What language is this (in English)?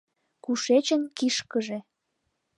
Mari